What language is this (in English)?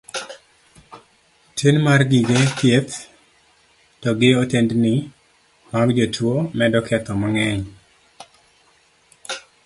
Luo (Kenya and Tanzania)